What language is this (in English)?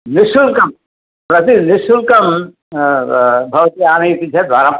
Sanskrit